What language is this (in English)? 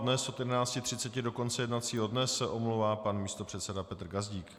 Czech